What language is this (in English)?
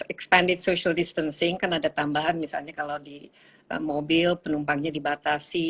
Indonesian